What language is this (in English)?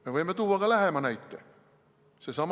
Estonian